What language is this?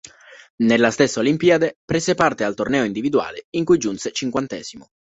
Italian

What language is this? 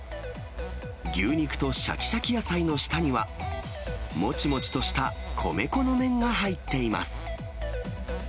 Japanese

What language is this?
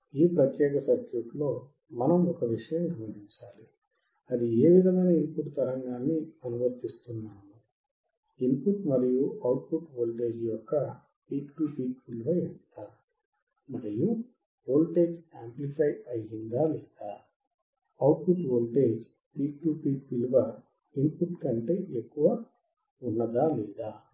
Telugu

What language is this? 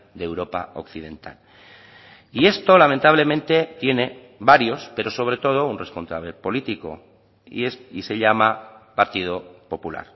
Spanish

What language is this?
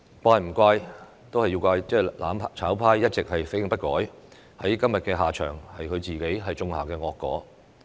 Cantonese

